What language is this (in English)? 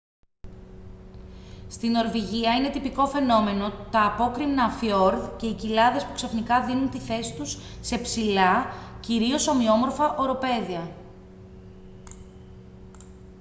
Greek